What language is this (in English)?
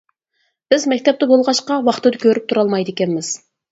Uyghur